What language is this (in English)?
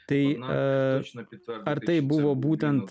Lithuanian